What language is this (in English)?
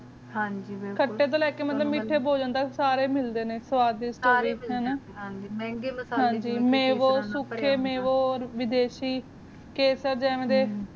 Punjabi